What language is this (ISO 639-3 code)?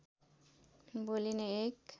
nep